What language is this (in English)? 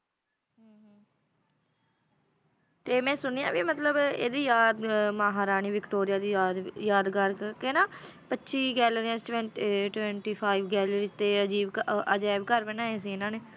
Punjabi